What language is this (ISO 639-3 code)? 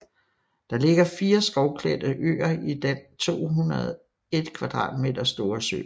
dan